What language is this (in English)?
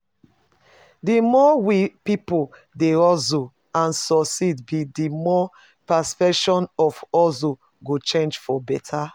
Nigerian Pidgin